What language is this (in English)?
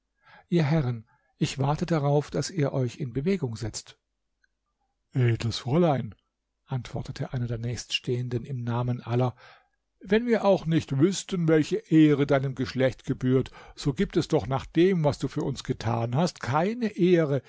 German